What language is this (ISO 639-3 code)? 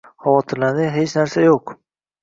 uzb